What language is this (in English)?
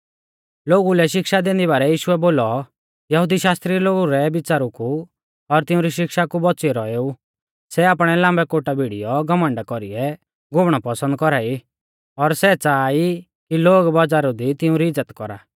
Mahasu Pahari